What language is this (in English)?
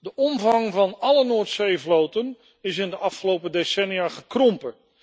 Dutch